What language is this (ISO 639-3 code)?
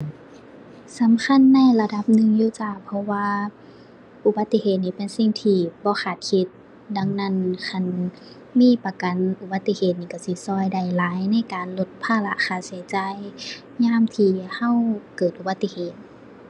tha